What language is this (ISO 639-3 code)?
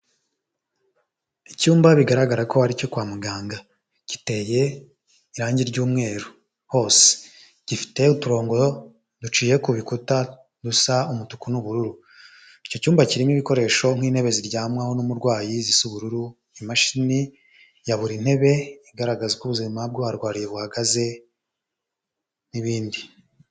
kin